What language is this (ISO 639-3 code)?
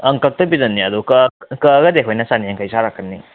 mni